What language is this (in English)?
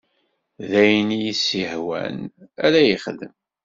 Kabyle